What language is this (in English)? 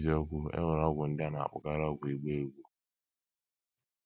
Igbo